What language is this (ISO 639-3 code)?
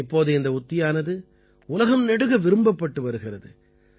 tam